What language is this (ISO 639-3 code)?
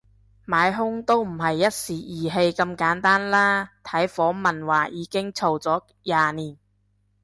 yue